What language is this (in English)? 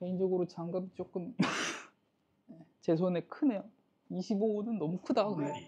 Korean